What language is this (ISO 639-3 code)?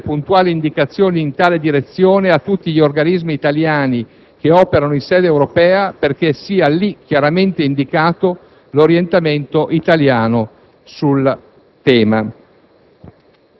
ita